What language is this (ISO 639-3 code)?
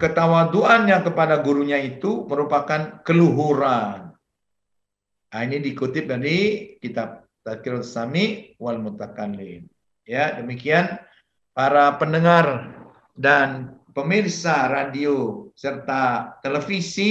ind